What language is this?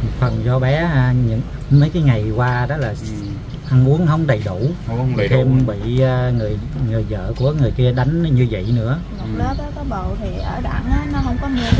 Vietnamese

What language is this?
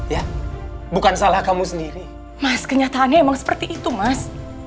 Indonesian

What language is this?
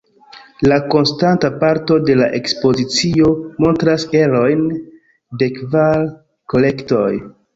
Esperanto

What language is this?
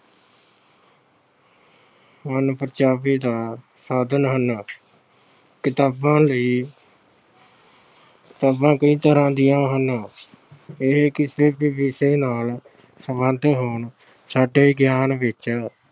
Punjabi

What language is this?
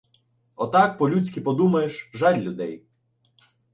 Ukrainian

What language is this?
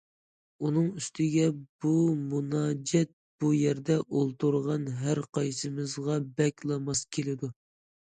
Uyghur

